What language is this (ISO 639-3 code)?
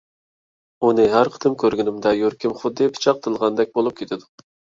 uig